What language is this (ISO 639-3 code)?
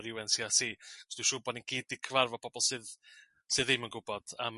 cym